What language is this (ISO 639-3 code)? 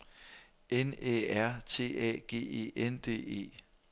dan